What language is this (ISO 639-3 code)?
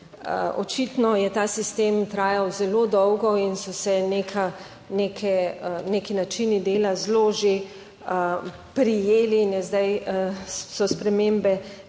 slv